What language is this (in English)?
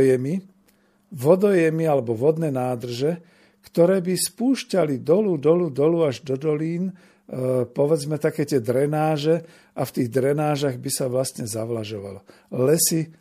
Slovak